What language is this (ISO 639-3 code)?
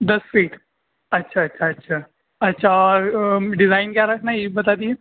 urd